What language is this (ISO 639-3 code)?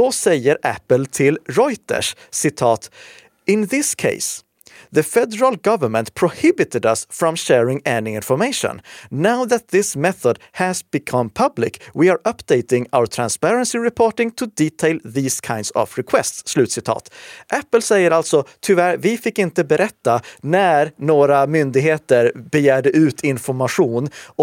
swe